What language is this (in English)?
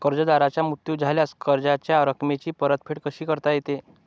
Marathi